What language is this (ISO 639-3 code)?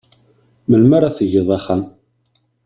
kab